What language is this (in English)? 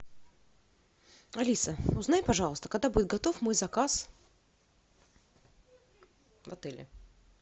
Russian